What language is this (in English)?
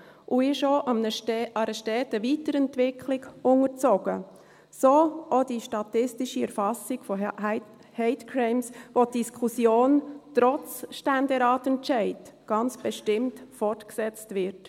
Swiss German